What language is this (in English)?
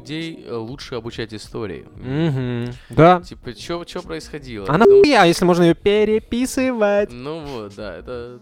Russian